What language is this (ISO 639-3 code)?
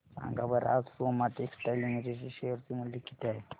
mar